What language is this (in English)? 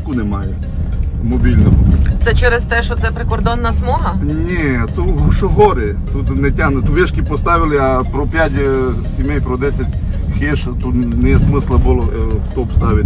Ukrainian